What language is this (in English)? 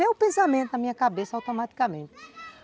Portuguese